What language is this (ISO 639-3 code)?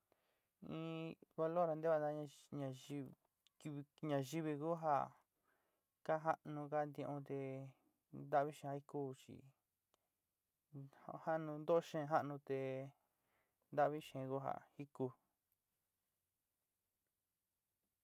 xti